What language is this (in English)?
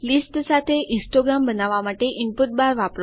Gujarati